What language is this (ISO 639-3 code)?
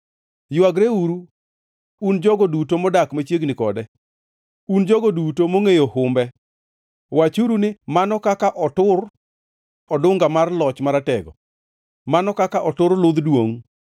luo